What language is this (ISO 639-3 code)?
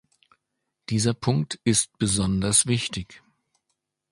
deu